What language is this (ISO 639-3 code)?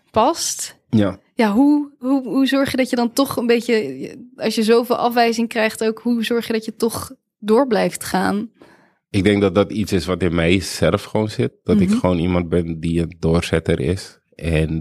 nld